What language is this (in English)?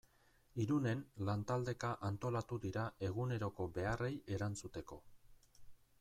Basque